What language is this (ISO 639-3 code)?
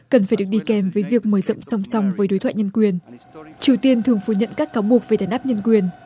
vie